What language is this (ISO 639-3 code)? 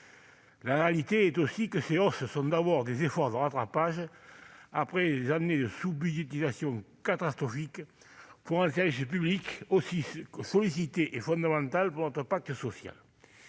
fra